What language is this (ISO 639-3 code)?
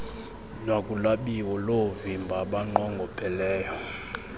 xho